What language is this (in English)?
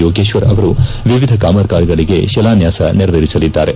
Kannada